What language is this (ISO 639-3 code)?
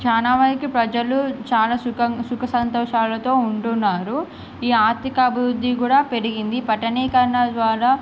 tel